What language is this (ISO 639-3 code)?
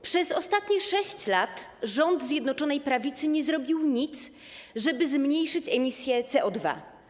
pol